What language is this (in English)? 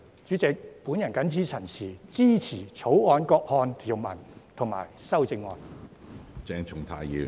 Cantonese